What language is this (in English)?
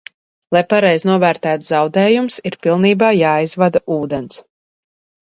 Latvian